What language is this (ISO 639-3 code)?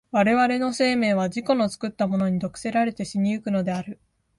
jpn